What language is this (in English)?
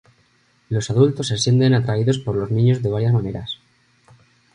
Spanish